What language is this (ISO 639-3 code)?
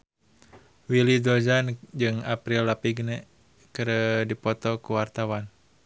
sun